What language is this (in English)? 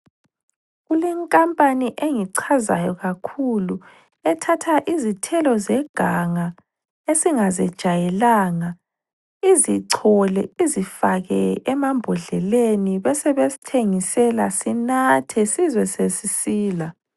North Ndebele